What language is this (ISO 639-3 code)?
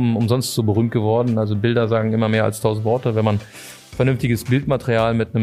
deu